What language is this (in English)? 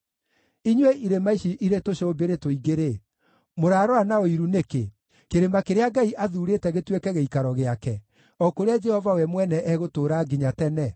Kikuyu